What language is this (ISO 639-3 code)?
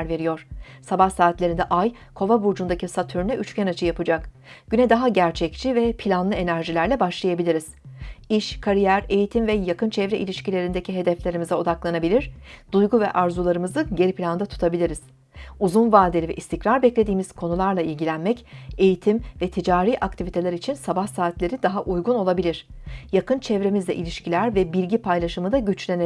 tur